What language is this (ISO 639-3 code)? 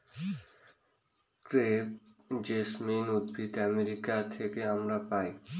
ben